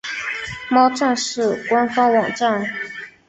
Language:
Chinese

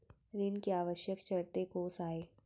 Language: Chhattisgarhi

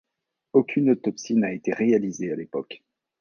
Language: French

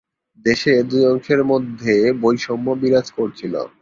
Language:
Bangla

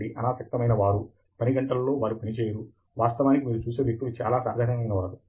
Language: Telugu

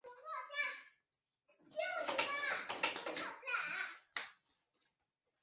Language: Chinese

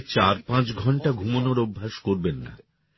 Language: Bangla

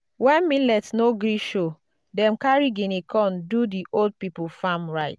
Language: Nigerian Pidgin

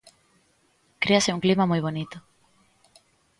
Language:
Galician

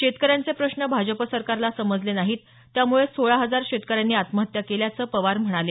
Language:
Marathi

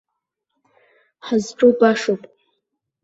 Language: Abkhazian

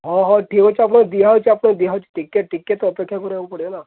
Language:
Odia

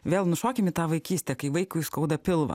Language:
Lithuanian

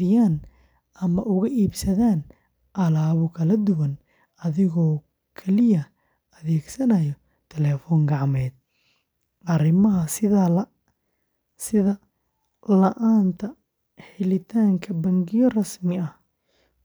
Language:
Somali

